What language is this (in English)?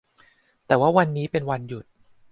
Thai